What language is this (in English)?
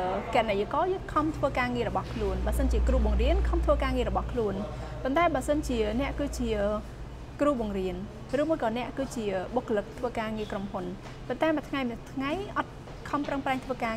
Vietnamese